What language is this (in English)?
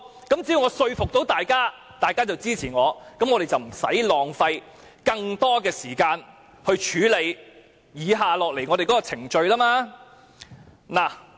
Cantonese